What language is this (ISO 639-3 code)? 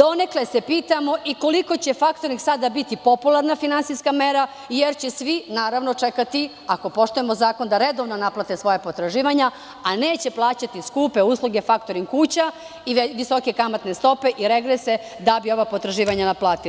srp